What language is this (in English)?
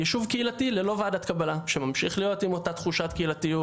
Hebrew